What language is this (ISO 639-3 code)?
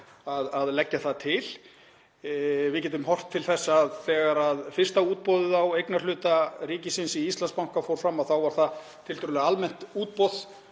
isl